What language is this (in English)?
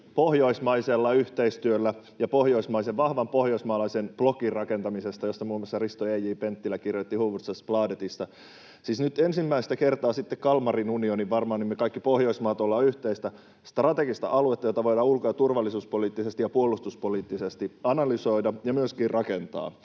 Finnish